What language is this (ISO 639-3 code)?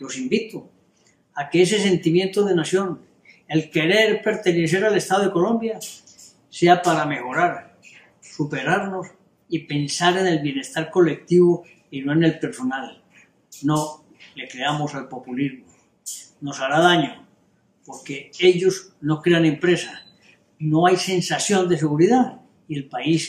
spa